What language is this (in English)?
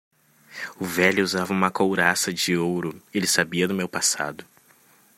Portuguese